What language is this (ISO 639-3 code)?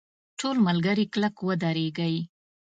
pus